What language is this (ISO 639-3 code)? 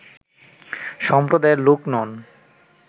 ben